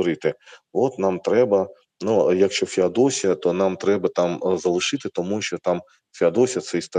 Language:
Ukrainian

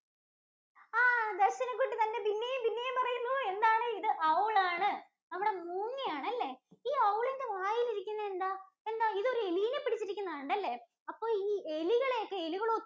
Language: Malayalam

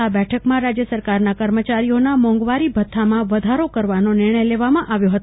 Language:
Gujarati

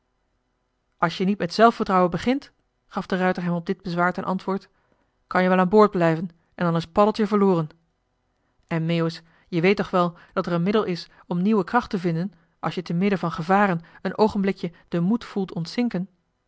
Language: Dutch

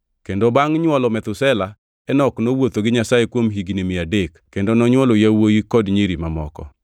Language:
Luo (Kenya and Tanzania)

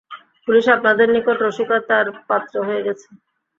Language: Bangla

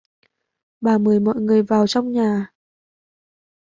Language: Vietnamese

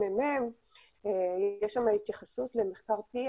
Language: Hebrew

